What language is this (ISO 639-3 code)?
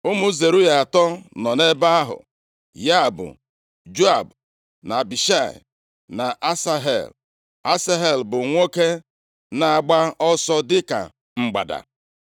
ibo